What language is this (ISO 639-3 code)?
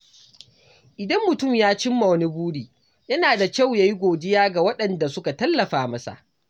hau